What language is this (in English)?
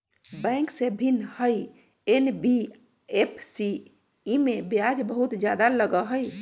Magahi